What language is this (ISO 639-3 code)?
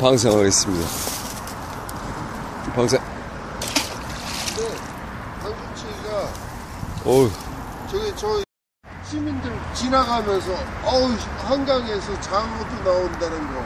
kor